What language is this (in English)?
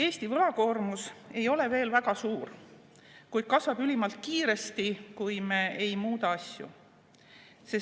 Estonian